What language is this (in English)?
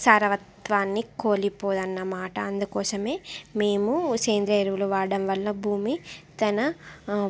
Telugu